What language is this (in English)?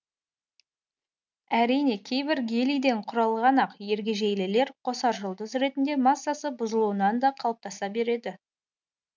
Kazakh